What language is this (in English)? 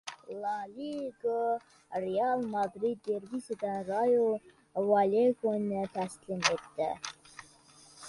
Uzbek